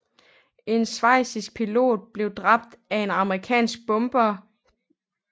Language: Danish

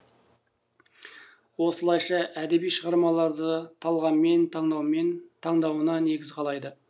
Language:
Kazakh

